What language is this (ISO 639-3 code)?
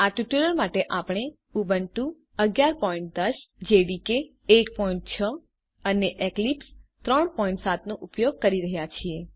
guj